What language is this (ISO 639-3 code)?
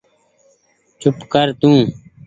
gig